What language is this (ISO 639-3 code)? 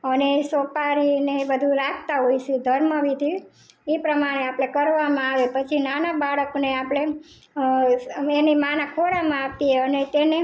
guj